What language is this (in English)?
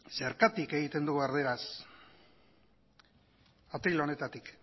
Basque